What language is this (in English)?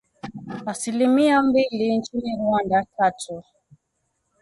Swahili